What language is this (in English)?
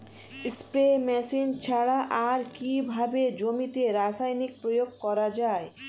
Bangla